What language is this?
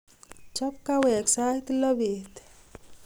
Kalenjin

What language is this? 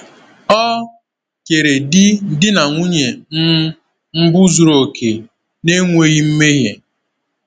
Igbo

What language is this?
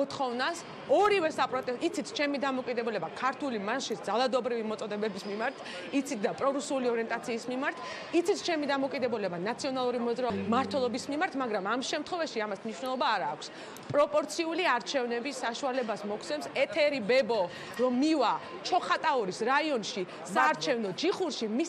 French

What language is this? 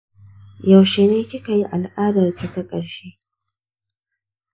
Hausa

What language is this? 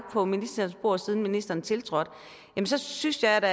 Danish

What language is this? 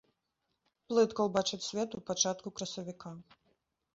Belarusian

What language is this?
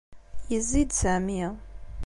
Kabyle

